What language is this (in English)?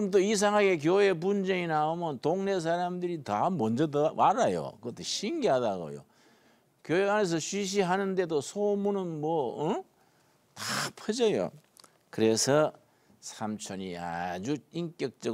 Korean